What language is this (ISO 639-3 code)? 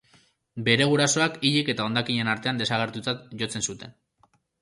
eus